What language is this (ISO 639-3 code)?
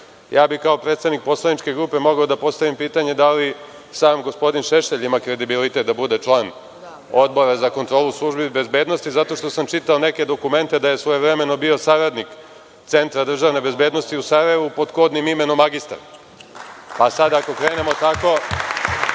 srp